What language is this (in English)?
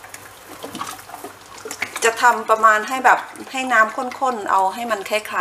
Thai